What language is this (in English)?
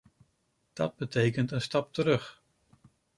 Dutch